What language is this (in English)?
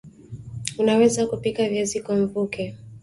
Swahili